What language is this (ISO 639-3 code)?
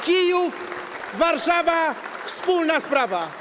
pol